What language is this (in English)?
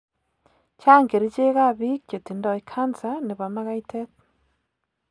Kalenjin